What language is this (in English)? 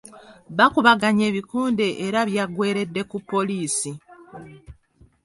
Ganda